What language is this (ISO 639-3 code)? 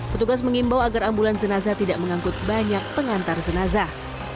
ind